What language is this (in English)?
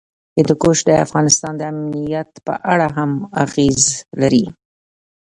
Pashto